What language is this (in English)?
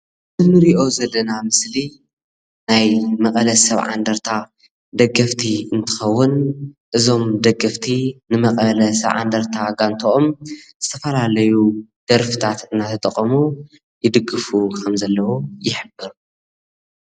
Tigrinya